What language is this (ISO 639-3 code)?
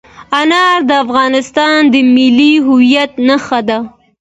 pus